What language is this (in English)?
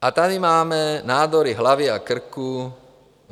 Czech